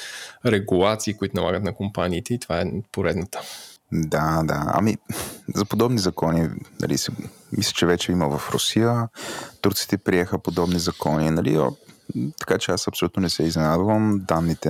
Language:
Bulgarian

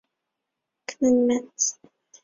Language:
Chinese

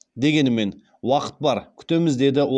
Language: Kazakh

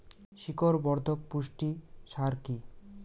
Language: Bangla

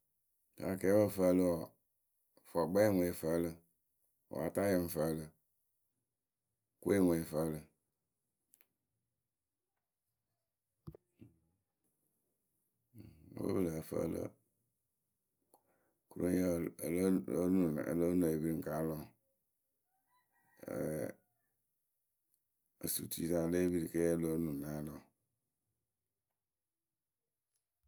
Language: Akebu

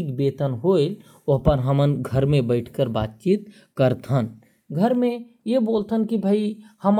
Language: Korwa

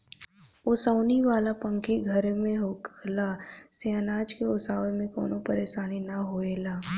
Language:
Bhojpuri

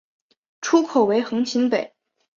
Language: Chinese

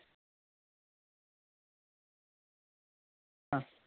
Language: Marathi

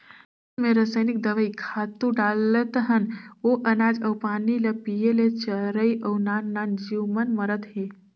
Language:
Chhattisgarhi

